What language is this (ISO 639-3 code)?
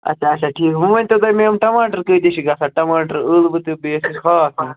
kas